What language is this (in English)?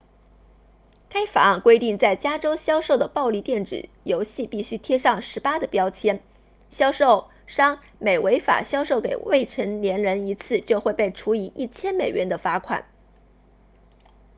Chinese